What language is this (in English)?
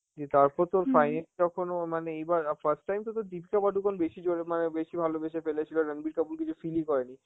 Bangla